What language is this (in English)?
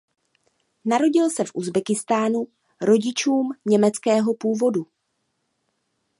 Czech